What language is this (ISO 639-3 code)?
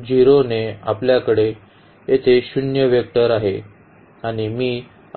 mar